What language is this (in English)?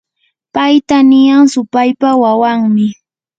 Yanahuanca Pasco Quechua